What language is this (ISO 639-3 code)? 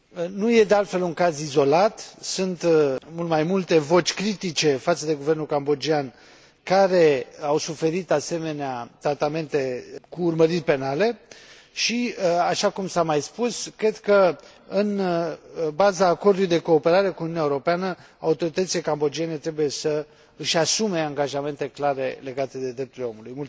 ron